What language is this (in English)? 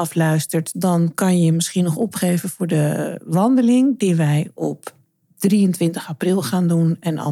Dutch